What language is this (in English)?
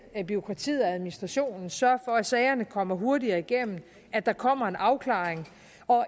Danish